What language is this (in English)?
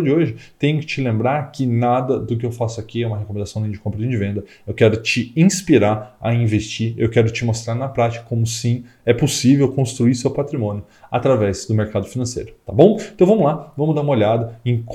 Portuguese